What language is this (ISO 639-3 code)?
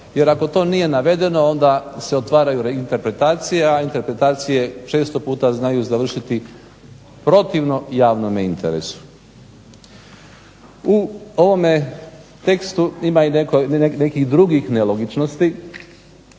hrv